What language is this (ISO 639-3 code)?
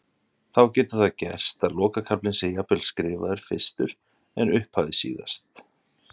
isl